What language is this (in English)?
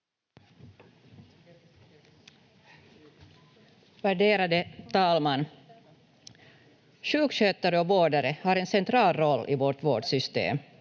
Finnish